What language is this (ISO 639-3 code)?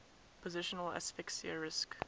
eng